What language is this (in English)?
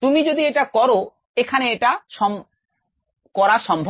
Bangla